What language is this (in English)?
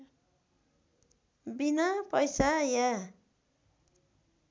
Nepali